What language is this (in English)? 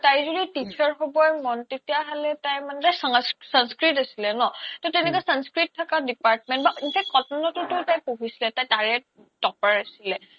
Assamese